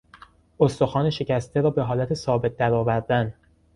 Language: Persian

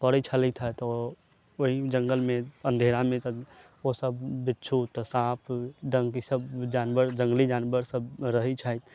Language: Maithili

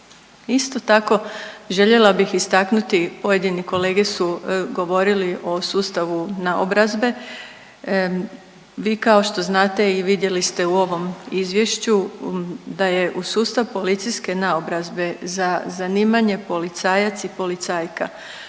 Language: Croatian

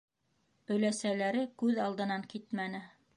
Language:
Bashkir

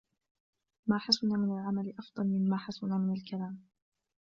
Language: Arabic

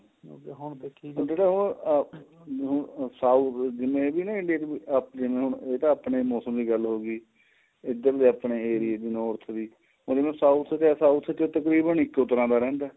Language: Punjabi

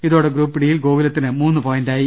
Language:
Malayalam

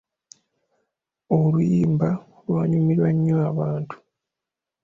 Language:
Ganda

